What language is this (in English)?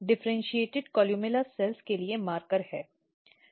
Hindi